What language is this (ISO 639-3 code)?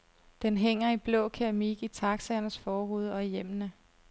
dan